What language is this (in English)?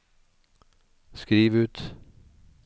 Norwegian